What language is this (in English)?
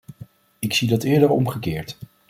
Dutch